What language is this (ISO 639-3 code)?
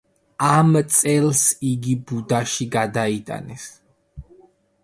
kat